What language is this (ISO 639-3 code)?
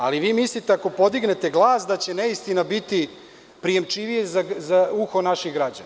srp